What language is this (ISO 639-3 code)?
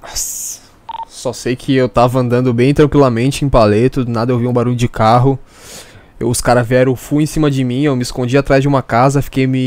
por